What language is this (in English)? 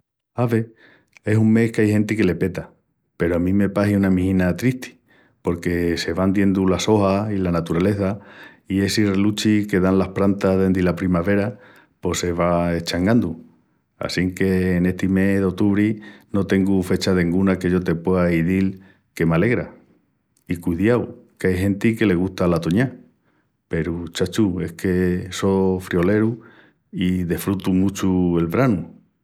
Extremaduran